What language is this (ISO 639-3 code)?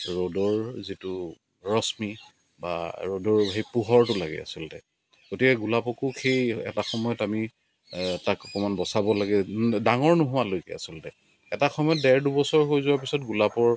asm